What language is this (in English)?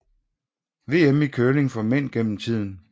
Danish